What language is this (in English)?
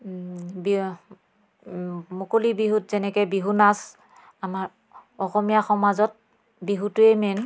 Assamese